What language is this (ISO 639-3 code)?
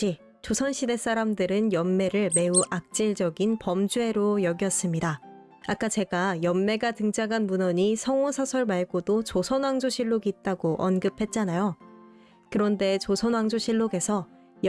kor